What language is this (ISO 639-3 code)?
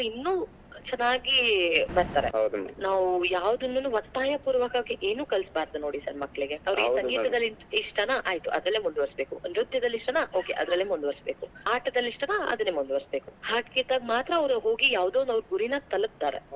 kan